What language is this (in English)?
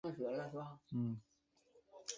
Chinese